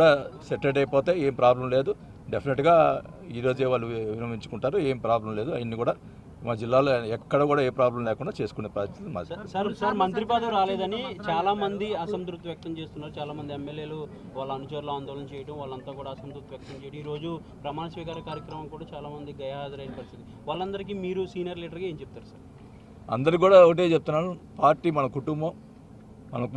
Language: Telugu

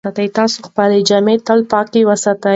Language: Pashto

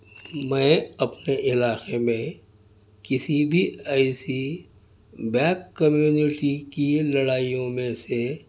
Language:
Urdu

